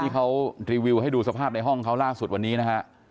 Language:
Thai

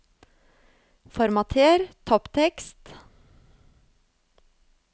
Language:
Norwegian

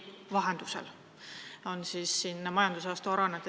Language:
Estonian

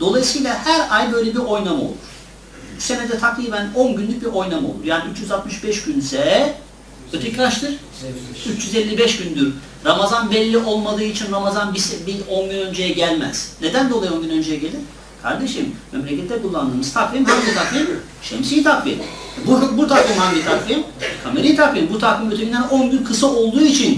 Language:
Turkish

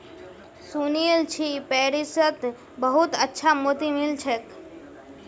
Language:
Magahi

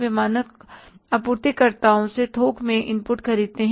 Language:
Hindi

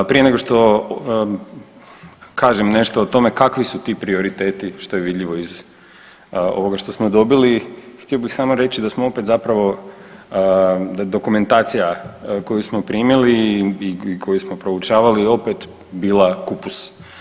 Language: Croatian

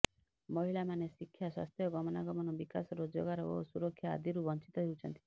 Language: Odia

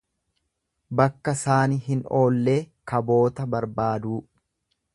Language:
Oromo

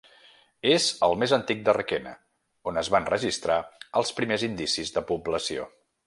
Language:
Catalan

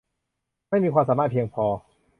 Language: Thai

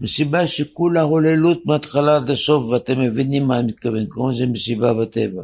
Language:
Hebrew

